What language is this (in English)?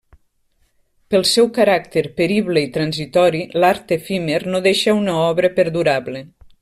Catalan